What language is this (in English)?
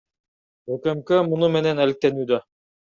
Kyrgyz